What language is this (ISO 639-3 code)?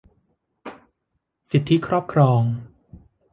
tha